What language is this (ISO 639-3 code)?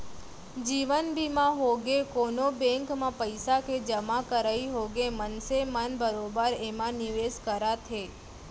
hne